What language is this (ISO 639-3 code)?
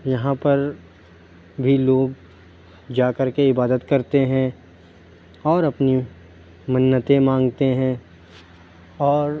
urd